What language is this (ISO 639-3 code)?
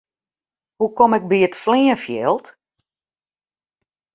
fry